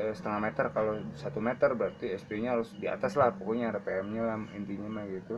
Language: Indonesian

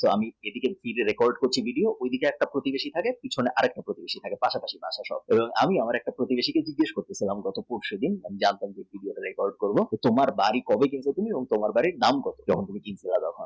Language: Bangla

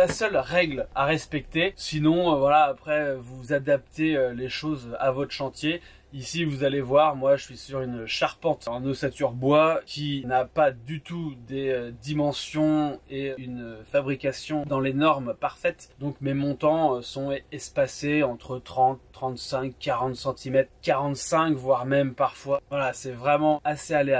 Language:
French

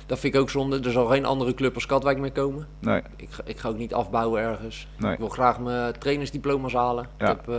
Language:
Dutch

